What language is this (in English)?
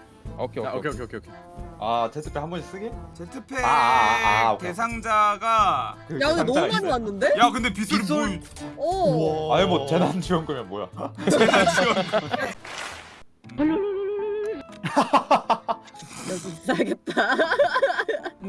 Korean